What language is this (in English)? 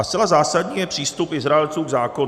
Czech